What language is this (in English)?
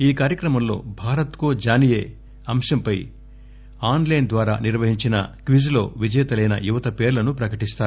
Telugu